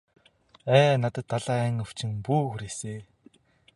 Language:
Mongolian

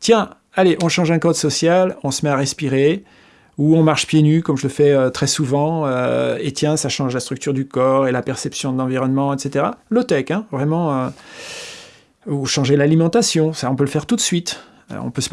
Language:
French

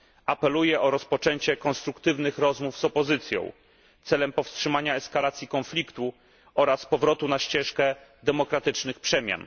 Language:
Polish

